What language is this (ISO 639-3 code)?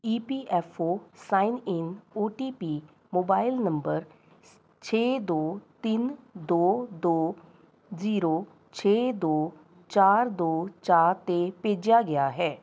pan